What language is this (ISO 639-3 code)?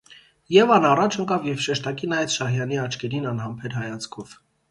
hye